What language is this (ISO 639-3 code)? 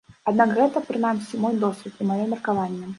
bel